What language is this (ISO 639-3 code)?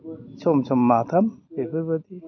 brx